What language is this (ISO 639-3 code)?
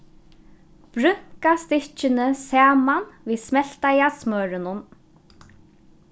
fao